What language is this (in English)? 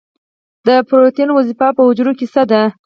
Pashto